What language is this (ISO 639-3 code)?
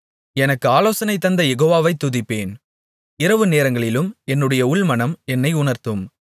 tam